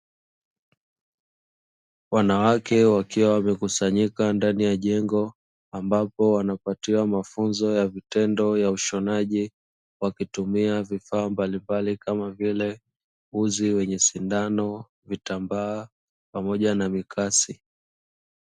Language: Swahili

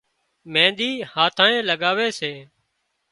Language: Wadiyara Koli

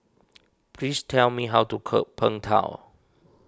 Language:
English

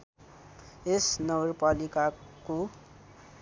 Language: Nepali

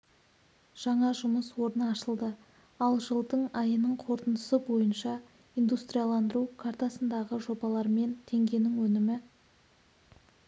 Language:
Kazakh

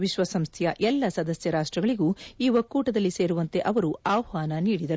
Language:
Kannada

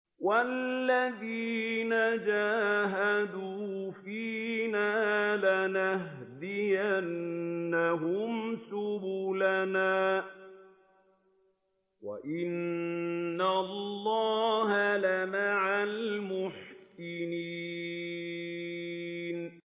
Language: Arabic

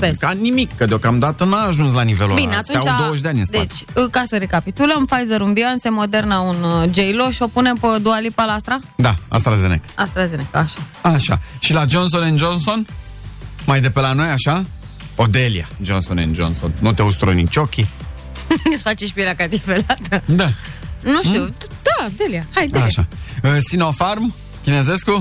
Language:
Romanian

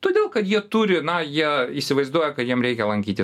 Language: Lithuanian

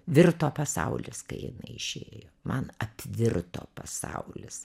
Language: Lithuanian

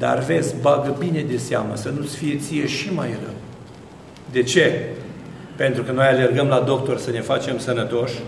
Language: Romanian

